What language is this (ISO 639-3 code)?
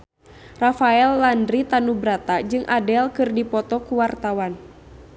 sun